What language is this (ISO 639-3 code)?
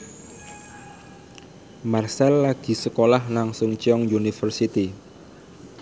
jav